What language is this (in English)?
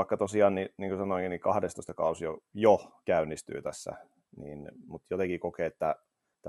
Finnish